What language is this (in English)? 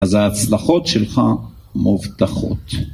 Hebrew